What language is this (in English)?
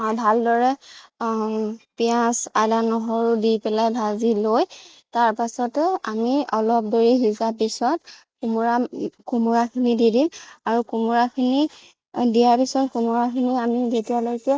Assamese